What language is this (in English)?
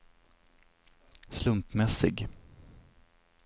Swedish